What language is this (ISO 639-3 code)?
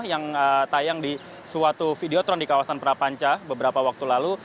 ind